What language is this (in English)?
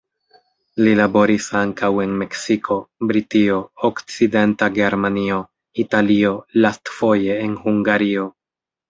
Esperanto